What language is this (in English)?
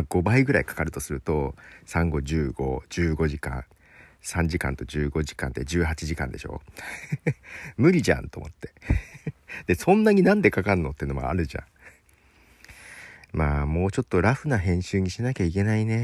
Japanese